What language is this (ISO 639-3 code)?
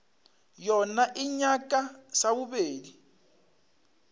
nso